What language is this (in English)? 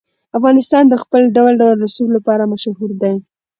Pashto